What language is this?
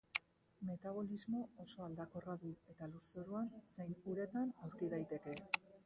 Basque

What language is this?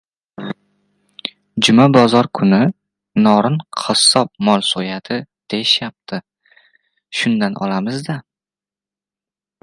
Uzbek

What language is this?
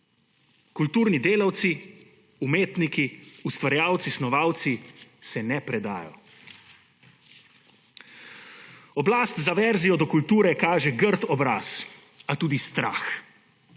Slovenian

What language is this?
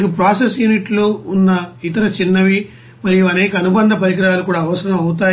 Telugu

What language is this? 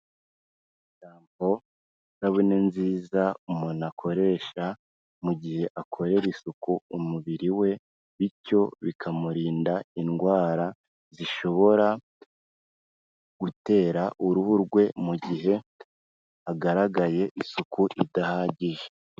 Kinyarwanda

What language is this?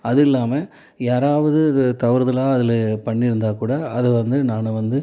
Tamil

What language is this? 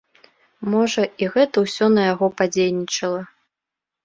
Belarusian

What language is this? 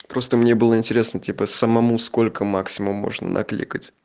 Russian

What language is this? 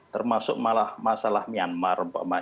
Indonesian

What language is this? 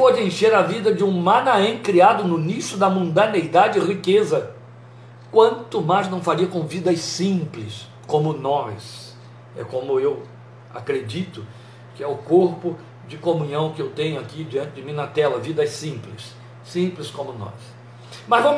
Portuguese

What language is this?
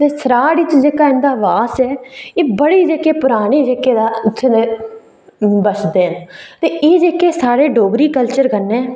Dogri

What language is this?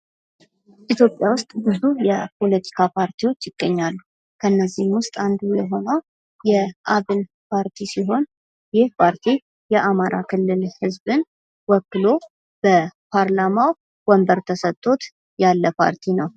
Amharic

